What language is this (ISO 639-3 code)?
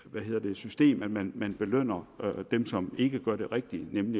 dan